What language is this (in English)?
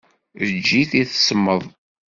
Kabyle